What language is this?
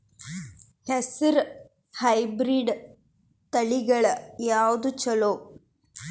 Kannada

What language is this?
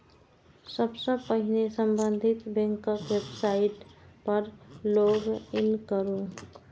Maithili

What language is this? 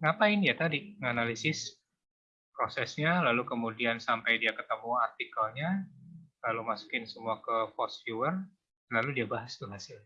Indonesian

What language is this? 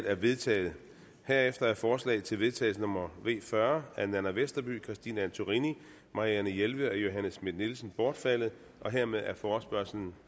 Danish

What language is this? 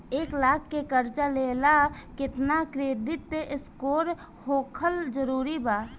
Bhojpuri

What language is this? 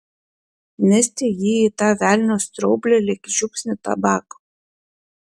Lithuanian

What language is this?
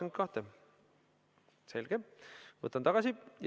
Estonian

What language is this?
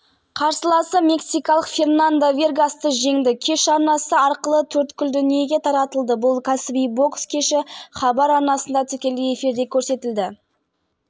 Kazakh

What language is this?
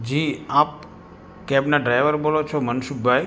Gujarati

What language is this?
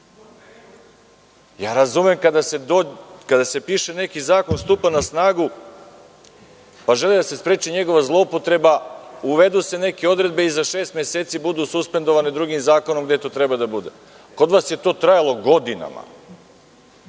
Serbian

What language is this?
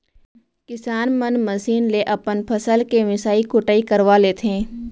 Chhattisgarhi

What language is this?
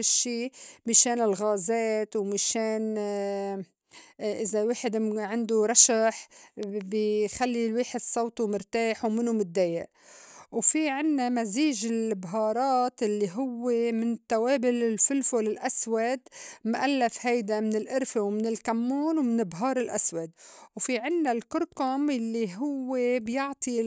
North Levantine Arabic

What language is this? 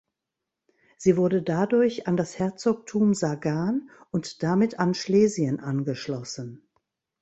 German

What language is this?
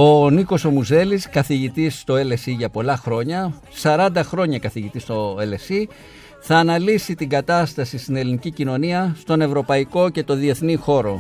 Greek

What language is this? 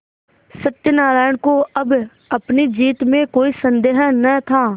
Hindi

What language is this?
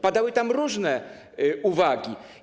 Polish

